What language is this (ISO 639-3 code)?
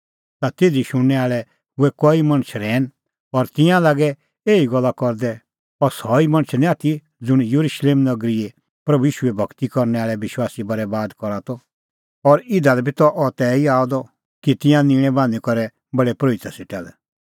kfx